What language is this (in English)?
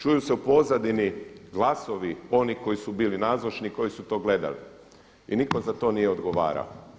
Croatian